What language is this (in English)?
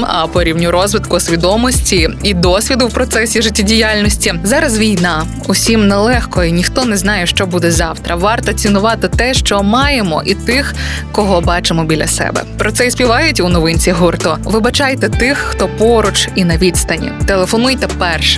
Ukrainian